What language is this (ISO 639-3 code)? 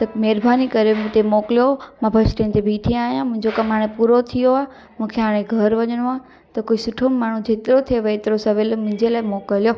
snd